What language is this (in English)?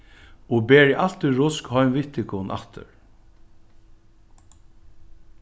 Faroese